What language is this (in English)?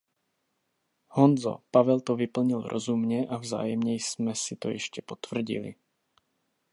Czech